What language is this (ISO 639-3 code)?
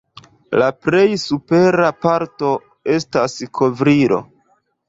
epo